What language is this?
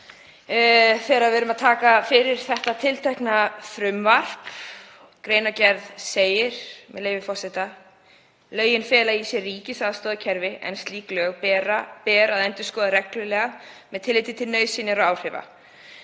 Icelandic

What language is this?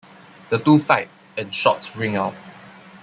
English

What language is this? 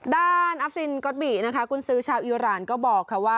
Thai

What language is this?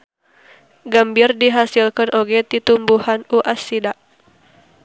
Sundanese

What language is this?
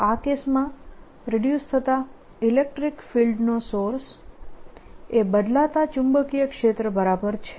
Gujarati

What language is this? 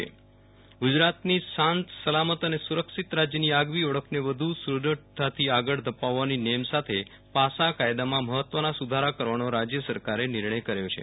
Gujarati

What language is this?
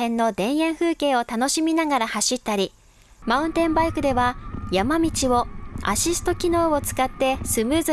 Japanese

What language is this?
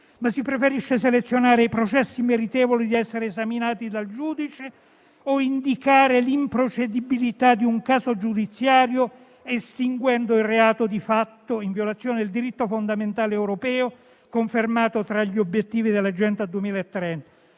Italian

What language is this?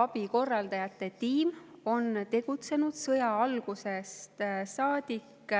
Estonian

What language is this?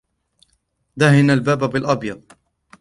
Arabic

